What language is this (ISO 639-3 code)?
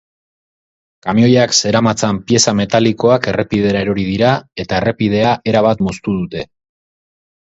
eus